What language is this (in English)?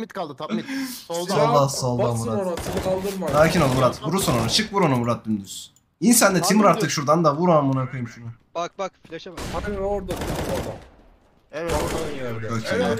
Turkish